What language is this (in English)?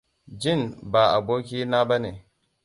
Hausa